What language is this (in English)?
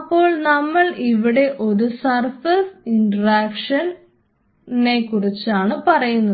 Malayalam